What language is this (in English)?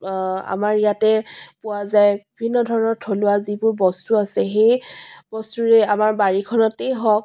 Assamese